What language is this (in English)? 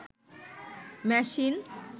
Bangla